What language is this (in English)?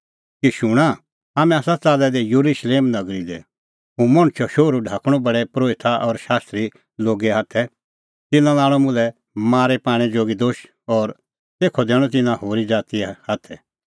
Kullu Pahari